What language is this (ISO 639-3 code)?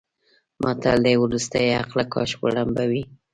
pus